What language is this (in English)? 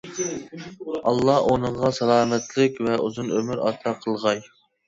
Uyghur